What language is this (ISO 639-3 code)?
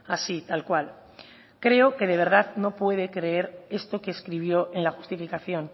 spa